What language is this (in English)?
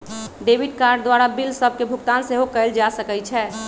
Magahi